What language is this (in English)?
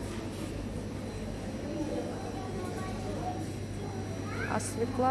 Russian